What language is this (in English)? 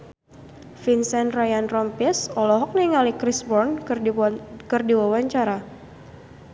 Sundanese